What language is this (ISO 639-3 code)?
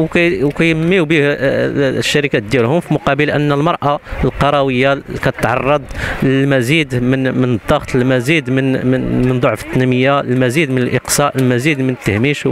ara